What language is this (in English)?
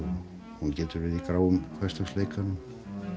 Icelandic